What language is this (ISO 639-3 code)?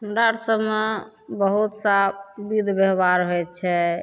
mai